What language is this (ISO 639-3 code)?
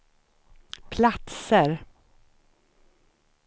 swe